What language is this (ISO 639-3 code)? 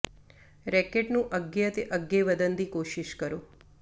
pan